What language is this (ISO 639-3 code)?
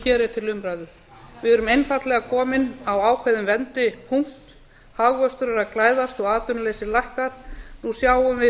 isl